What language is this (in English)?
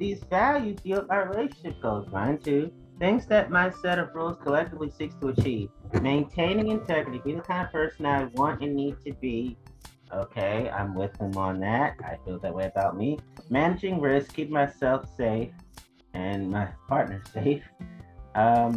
English